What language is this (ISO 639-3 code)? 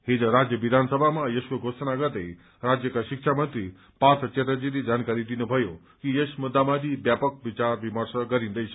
nep